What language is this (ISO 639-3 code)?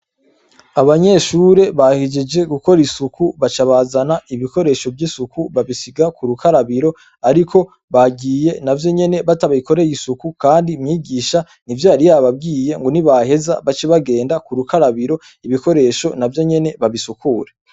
run